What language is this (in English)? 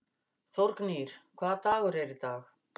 Icelandic